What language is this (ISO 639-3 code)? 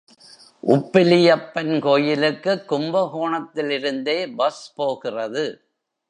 tam